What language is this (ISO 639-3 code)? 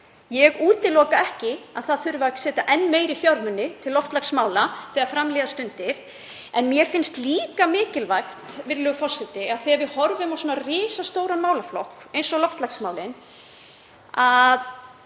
isl